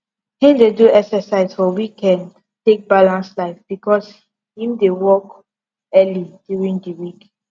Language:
Nigerian Pidgin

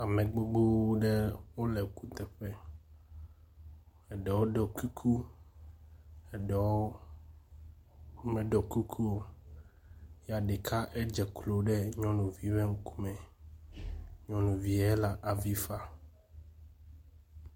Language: Ewe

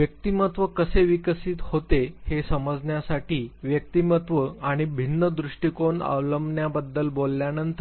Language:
Marathi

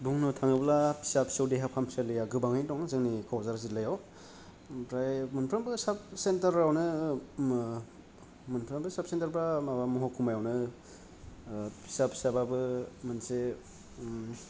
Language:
Bodo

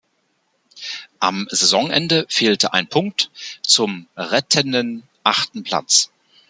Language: German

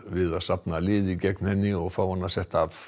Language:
Icelandic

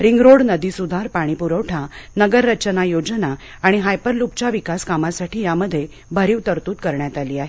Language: Marathi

